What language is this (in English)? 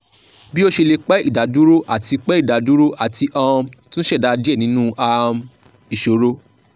Yoruba